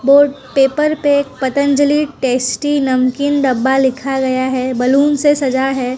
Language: Hindi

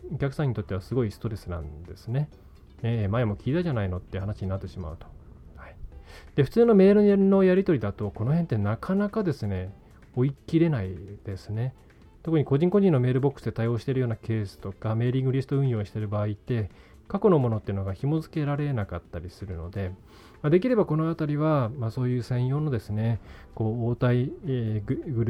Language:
Japanese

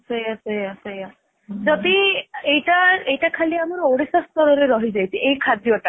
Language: Odia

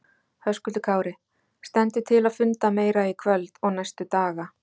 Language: Icelandic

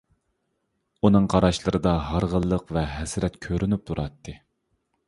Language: Uyghur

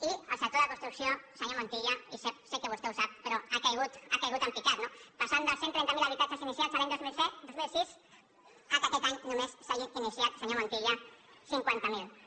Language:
Catalan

